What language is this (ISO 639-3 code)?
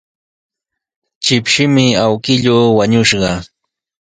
qws